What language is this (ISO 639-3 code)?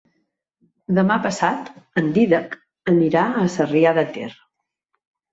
cat